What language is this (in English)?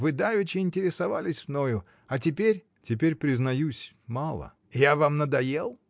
Russian